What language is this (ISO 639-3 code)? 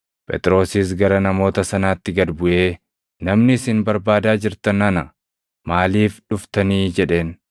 orm